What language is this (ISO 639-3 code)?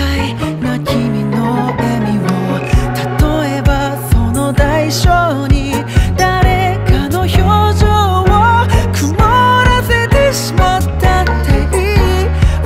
kor